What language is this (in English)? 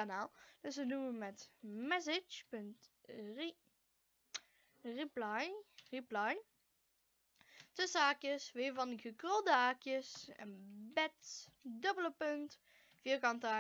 Dutch